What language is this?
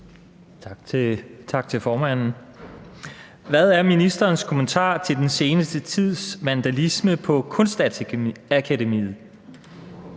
Danish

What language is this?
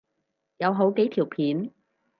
Cantonese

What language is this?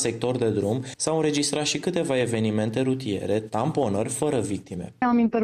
Romanian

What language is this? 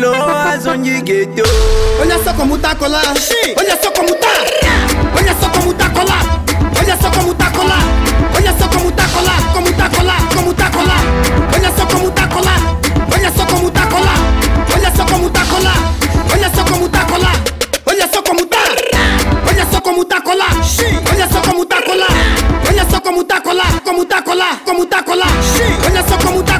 Portuguese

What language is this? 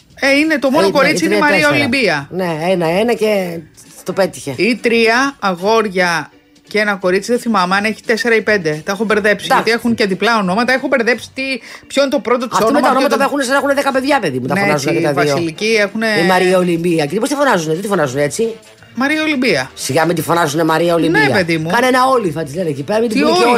Greek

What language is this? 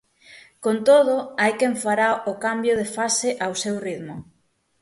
Galician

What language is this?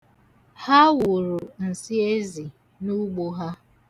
Igbo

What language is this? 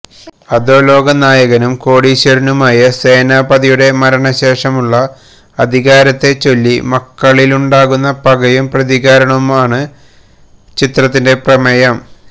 Malayalam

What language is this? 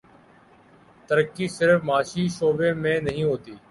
Urdu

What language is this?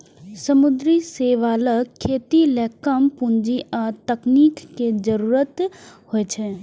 Maithili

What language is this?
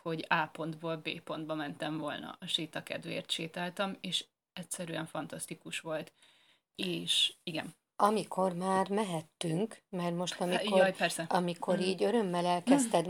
Hungarian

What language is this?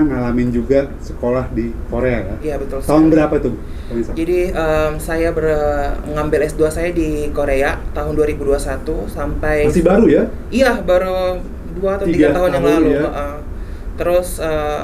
Indonesian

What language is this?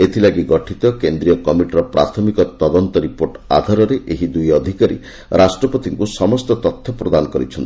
Odia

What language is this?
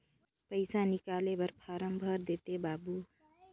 Chhattisgarhi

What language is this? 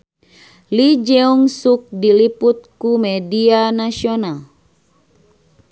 Sundanese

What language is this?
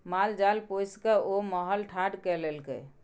Maithili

